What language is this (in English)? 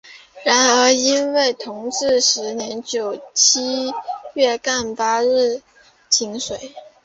Chinese